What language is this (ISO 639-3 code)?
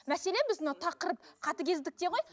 kaz